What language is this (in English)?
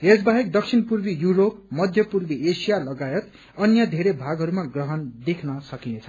Nepali